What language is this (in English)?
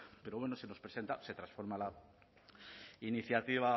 Spanish